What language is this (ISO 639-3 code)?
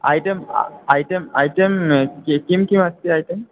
san